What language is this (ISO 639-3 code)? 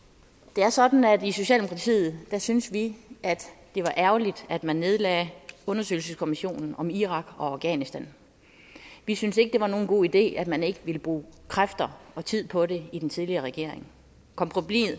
dan